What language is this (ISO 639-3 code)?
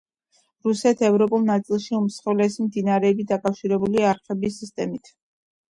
kat